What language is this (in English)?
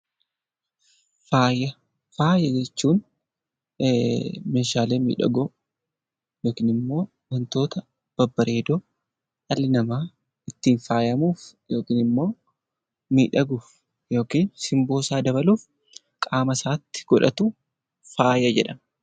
Oromo